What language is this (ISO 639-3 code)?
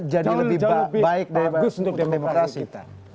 ind